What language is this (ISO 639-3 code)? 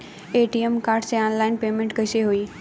bho